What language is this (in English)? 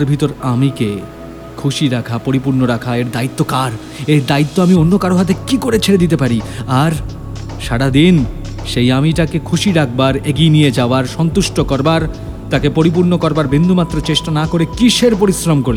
Bangla